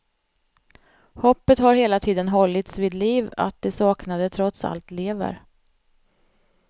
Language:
Swedish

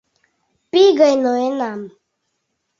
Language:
Mari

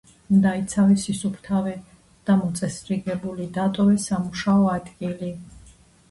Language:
Georgian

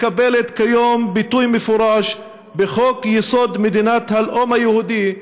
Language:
Hebrew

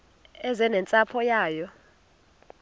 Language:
Xhosa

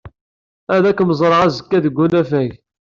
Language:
Kabyle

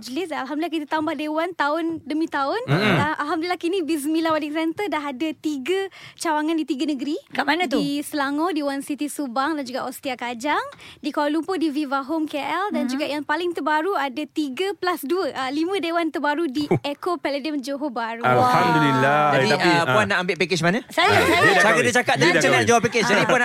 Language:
Malay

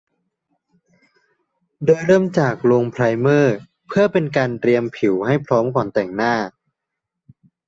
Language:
Thai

